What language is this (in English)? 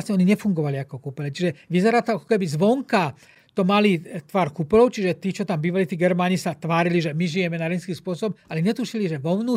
Slovak